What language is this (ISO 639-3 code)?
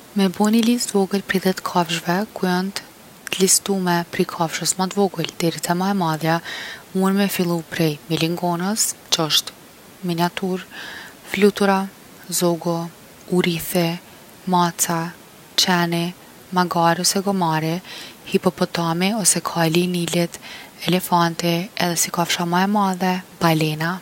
aln